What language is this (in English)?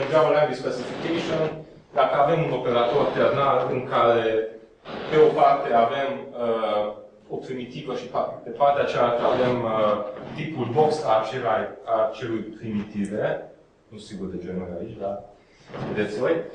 Romanian